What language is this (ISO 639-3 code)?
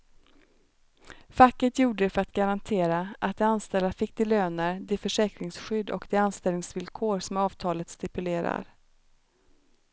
swe